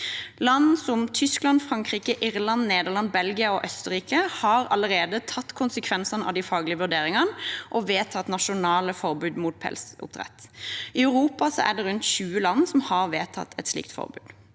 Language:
Norwegian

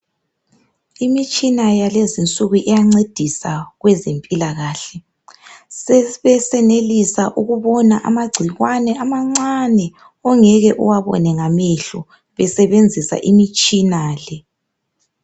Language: North Ndebele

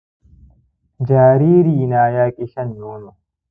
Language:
Hausa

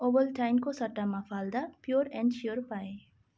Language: Nepali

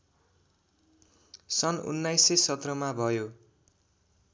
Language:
Nepali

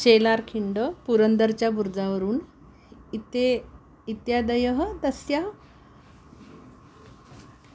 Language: Sanskrit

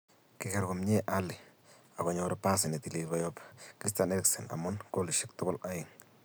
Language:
Kalenjin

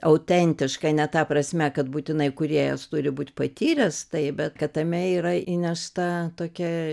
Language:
Lithuanian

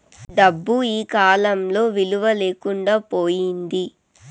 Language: Telugu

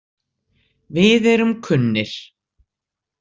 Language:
Icelandic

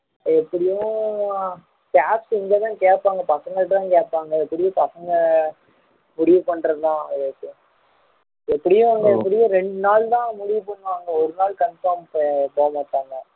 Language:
Tamil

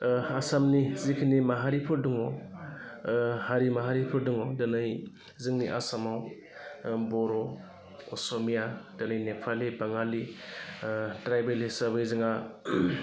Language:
Bodo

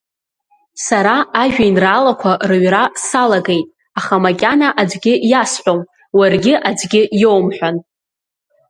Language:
Abkhazian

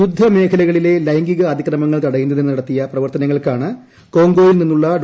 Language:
Malayalam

